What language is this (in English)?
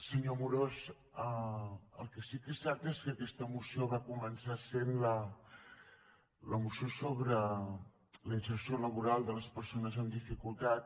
Catalan